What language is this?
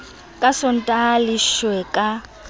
Southern Sotho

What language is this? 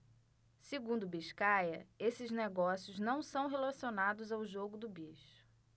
Portuguese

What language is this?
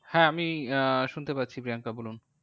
Bangla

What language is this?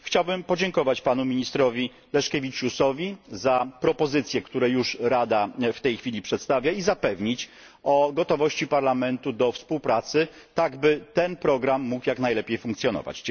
Polish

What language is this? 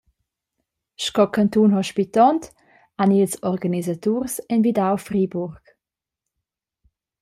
Romansh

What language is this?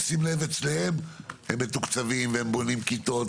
Hebrew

